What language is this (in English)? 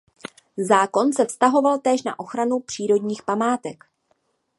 Czech